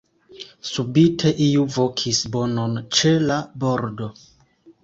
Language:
Esperanto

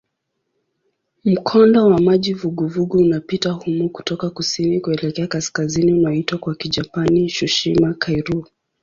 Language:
Swahili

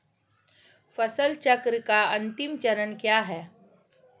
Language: Hindi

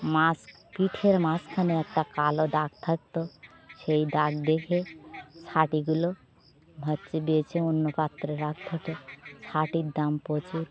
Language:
Bangla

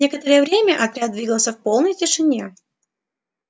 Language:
Russian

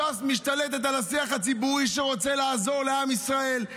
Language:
Hebrew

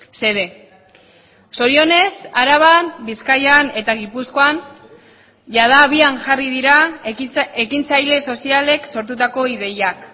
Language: Basque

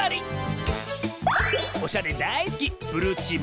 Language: Japanese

